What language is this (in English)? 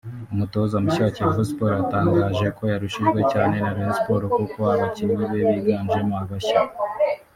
Kinyarwanda